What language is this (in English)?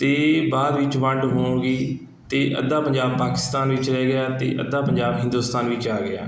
Punjabi